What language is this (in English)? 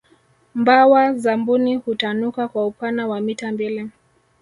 Swahili